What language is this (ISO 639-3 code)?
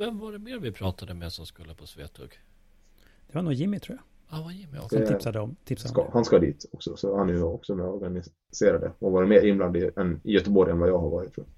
swe